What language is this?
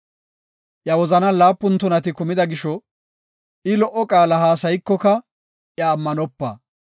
Gofa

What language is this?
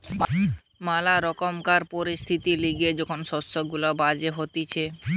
Bangla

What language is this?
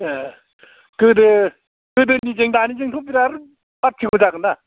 Bodo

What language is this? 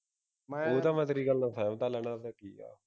Punjabi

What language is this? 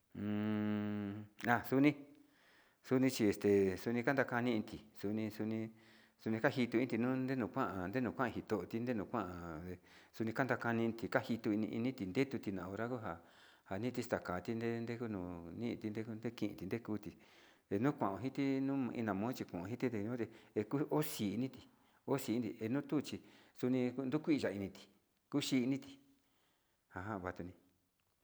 Sinicahua Mixtec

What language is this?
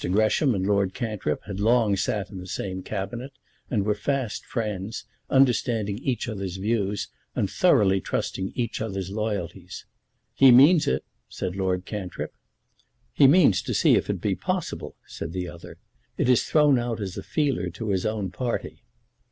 English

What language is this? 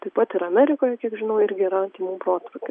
Lithuanian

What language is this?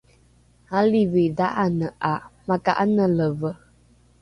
Rukai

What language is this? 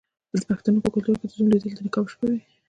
Pashto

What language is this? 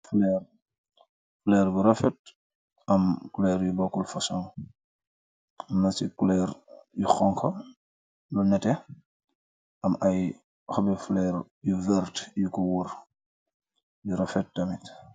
Wolof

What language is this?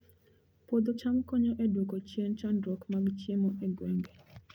Luo (Kenya and Tanzania)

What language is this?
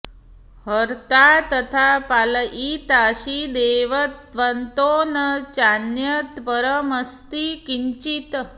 Sanskrit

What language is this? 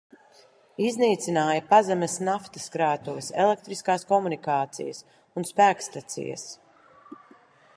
Latvian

